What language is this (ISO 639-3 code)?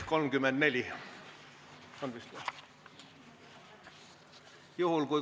est